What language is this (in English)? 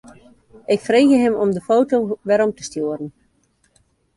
Western Frisian